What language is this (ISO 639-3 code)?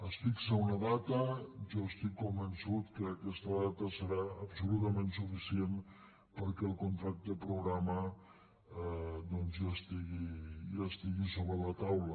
cat